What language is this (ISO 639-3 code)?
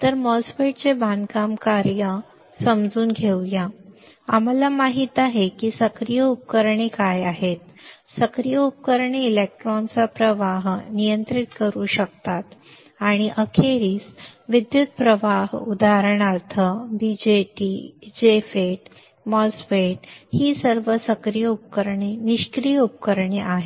mar